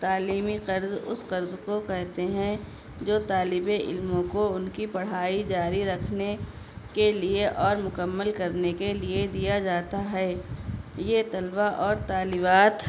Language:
Urdu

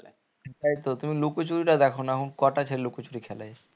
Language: Bangla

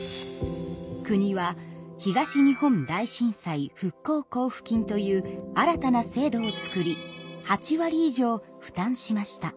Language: Japanese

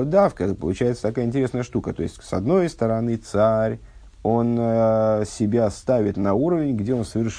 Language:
Russian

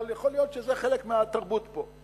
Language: Hebrew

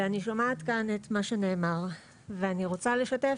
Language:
Hebrew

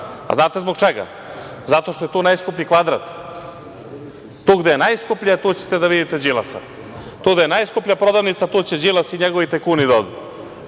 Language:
Serbian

